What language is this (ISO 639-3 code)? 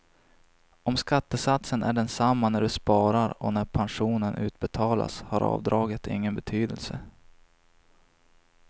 swe